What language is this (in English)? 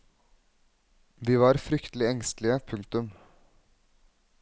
Norwegian